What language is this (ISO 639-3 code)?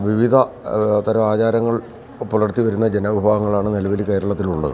mal